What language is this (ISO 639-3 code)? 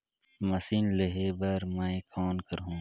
hne